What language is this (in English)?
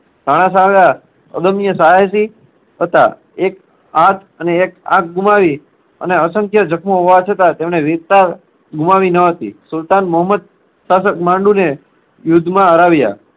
Gujarati